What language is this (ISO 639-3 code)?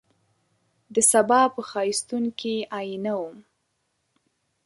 pus